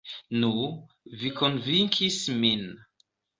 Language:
Esperanto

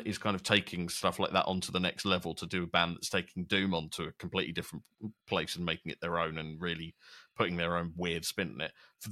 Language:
English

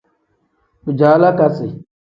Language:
Tem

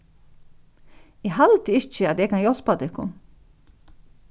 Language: Faroese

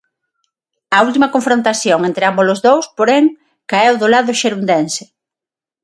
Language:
Galician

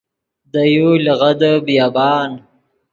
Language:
Yidgha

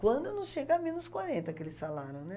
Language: Portuguese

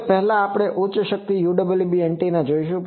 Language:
Gujarati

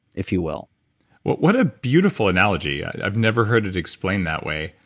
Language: English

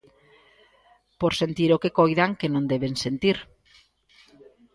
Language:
Galician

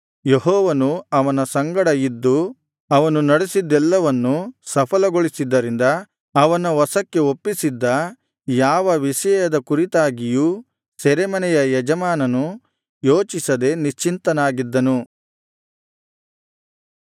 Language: Kannada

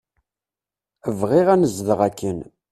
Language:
Kabyle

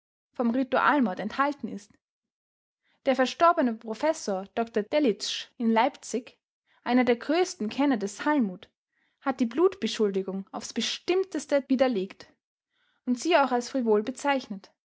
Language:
German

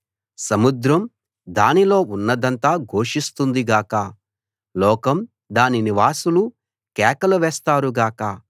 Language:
Telugu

